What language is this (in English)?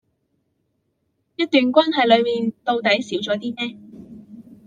Chinese